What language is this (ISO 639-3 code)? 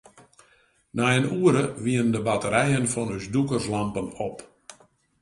fry